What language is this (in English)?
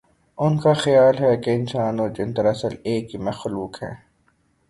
Urdu